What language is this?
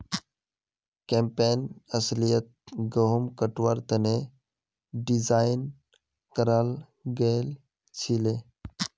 Magahi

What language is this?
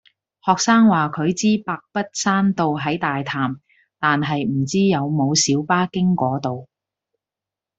Cantonese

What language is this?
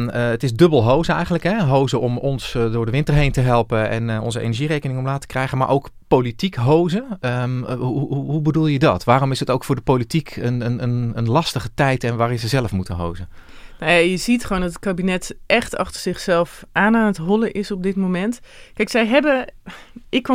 Dutch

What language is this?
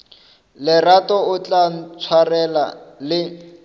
Northern Sotho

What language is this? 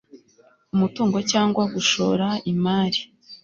Kinyarwanda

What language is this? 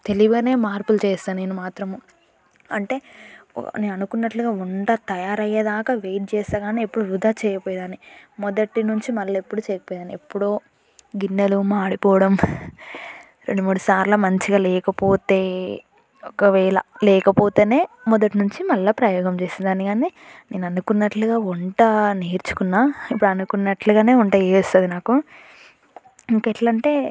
Telugu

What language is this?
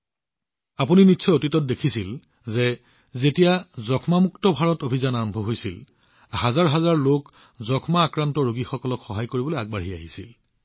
Assamese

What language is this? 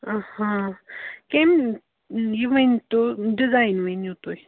Kashmiri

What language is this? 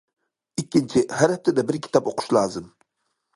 Uyghur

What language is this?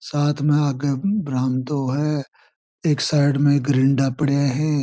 Marwari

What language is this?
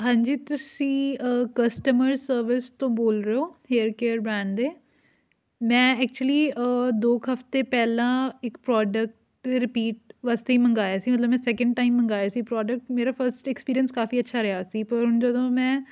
Punjabi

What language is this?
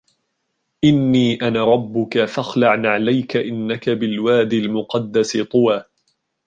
Arabic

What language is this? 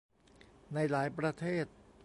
Thai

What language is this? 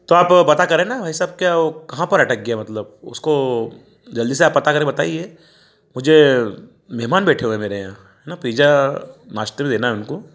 Hindi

